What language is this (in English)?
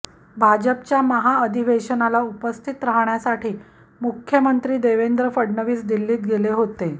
Marathi